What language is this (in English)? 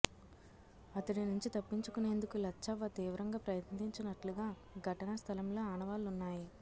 Telugu